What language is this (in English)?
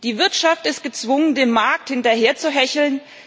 German